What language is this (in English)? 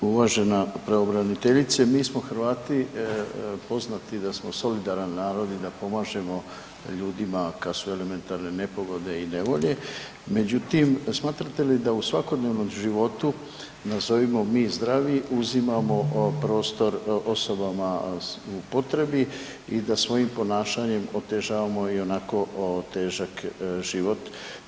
Croatian